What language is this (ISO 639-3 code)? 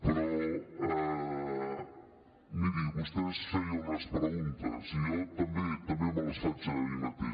cat